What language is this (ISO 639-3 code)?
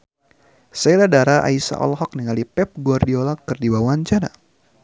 sun